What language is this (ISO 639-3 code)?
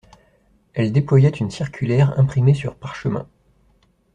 fra